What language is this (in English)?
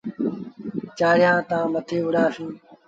Sindhi Bhil